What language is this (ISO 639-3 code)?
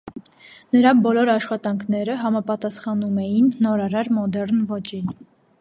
hye